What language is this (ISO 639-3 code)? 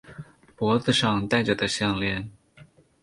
zho